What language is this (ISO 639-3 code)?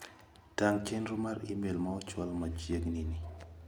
luo